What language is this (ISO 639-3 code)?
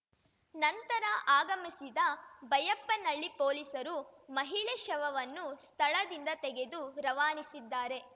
kan